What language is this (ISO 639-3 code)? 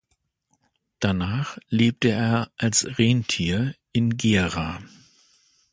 deu